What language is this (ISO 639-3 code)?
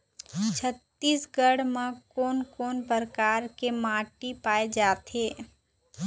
hne